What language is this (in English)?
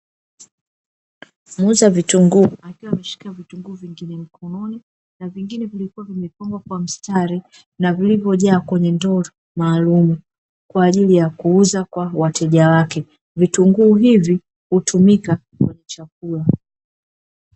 Swahili